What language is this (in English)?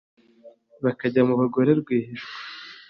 Kinyarwanda